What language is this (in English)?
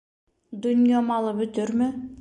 Bashkir